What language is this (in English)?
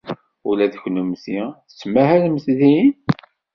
Kabyle